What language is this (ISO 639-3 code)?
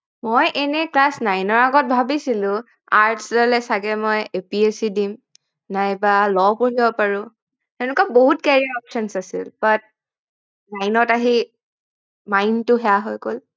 asm